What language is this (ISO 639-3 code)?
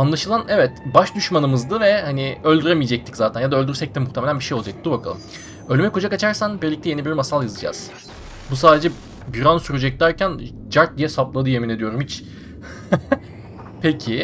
tur